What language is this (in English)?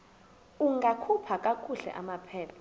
Xhosa